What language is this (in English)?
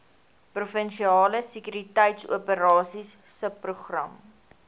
Afrikaans